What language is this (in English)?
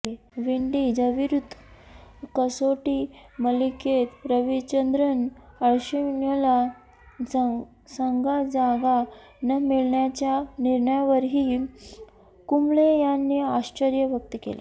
Marathi